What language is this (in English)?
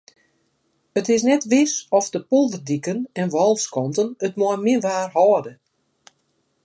Western Frisian